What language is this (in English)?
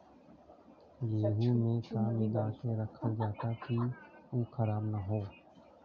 Bhojpuri